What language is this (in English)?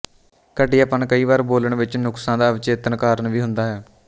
Punjabi